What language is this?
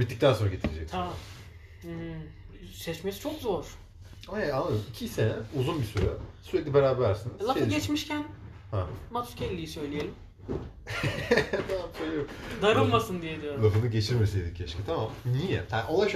Turkish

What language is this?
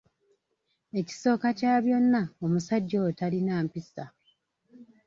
Ganda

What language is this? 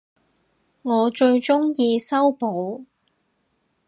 Cantonese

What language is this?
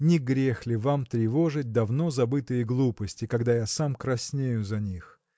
Russian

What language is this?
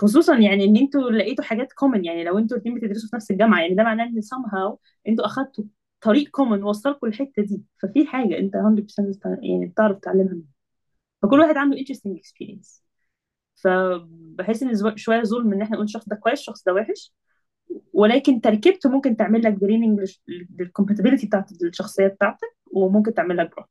Arabic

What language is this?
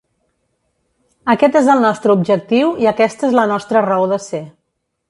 Catalan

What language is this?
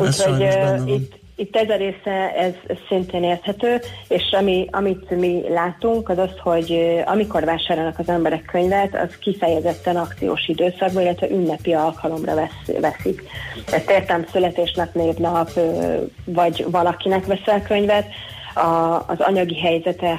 Hungarian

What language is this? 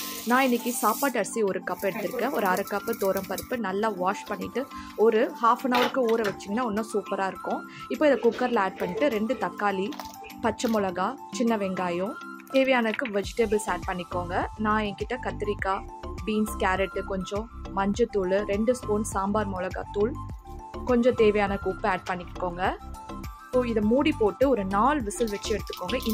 Tamil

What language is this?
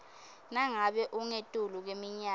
Swati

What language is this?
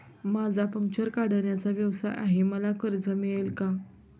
Marathi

